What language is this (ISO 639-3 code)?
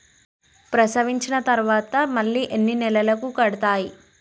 tel